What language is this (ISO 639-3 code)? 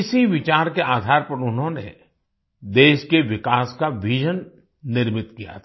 hin